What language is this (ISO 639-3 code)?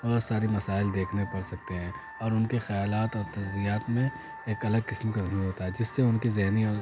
urd